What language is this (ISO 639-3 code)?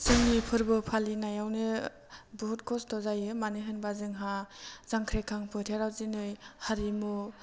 brx